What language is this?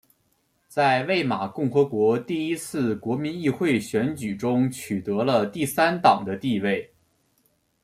Chinese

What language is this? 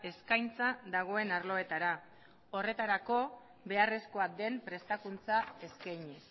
Basque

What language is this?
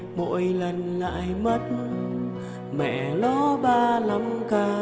Vietnamese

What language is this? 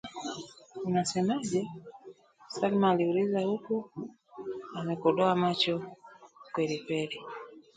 Swahili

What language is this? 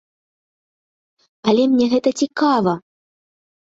Belarusian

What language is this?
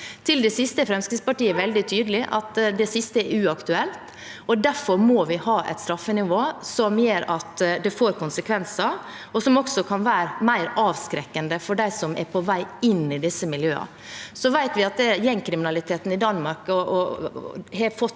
Norwegian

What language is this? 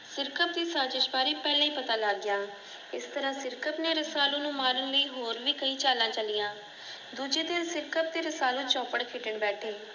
Punjabi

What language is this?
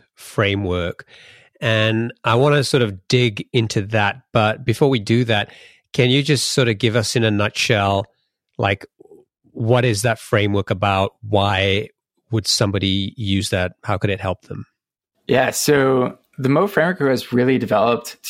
English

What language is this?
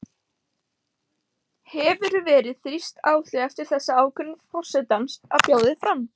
Icelandic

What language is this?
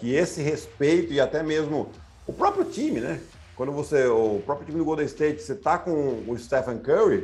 Portuguese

